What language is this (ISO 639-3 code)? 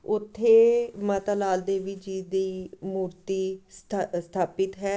pan